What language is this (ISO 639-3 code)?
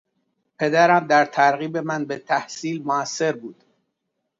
fas